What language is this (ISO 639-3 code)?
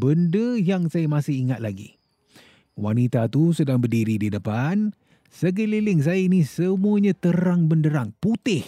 msa